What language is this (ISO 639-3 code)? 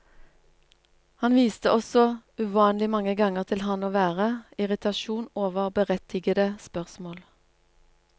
nor